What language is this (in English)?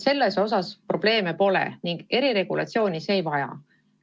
Estonian